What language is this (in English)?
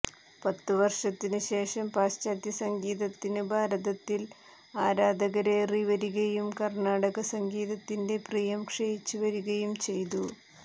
Malayalam